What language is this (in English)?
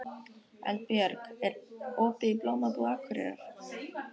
Icelandic